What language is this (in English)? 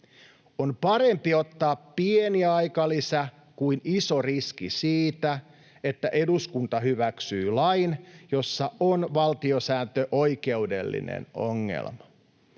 Finnish